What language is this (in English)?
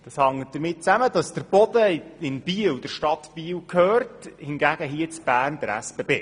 Swiss German